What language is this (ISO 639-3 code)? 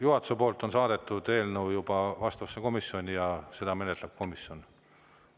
est